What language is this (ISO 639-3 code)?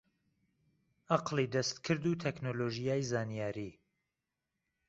ckb